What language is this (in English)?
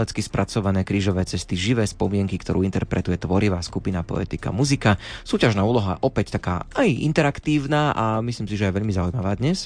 Slovak